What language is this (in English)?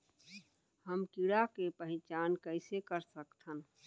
Chhattisgarhi